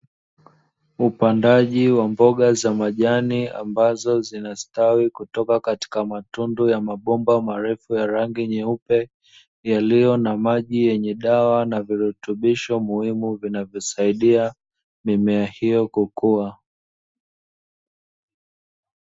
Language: Swahili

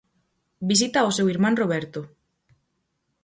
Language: Galician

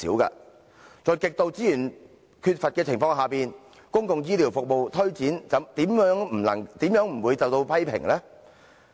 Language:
Cantonese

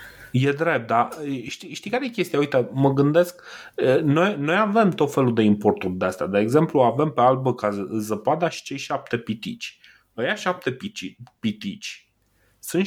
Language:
Romanian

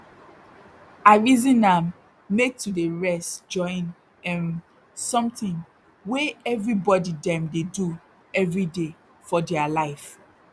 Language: Nigerian Pidgin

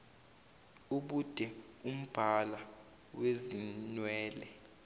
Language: Zulu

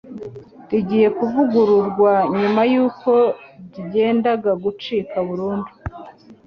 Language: Kinyarwanda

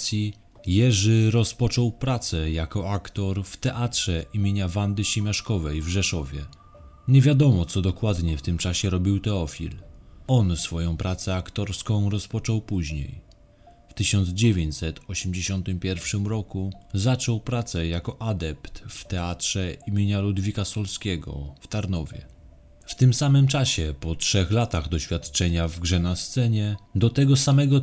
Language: Polish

